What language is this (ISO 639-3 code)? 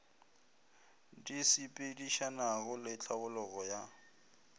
nso